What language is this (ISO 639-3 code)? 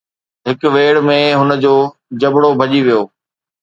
snd